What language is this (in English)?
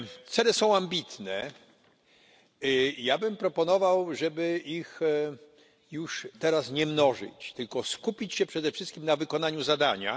Polish